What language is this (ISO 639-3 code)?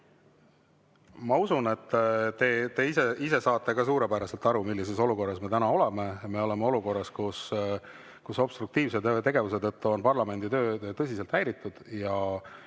est